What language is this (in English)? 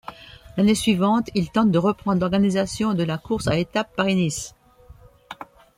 French